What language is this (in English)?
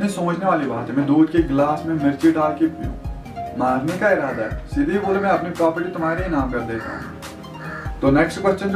Hindi